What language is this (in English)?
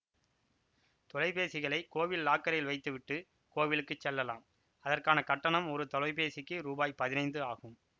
Tamil